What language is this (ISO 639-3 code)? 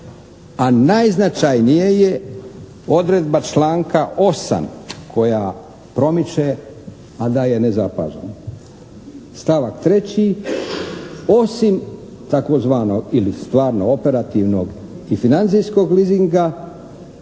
hrv